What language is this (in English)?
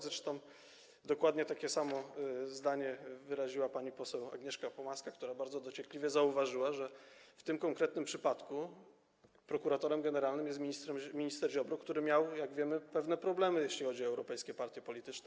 Polish